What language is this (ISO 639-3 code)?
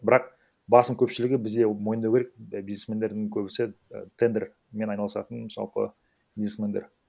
kaz